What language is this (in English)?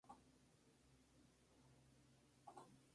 Spanish